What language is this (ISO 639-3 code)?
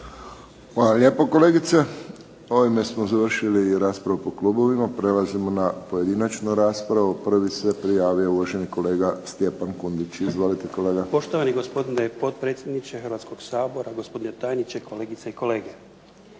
hrv